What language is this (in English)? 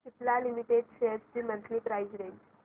Marathi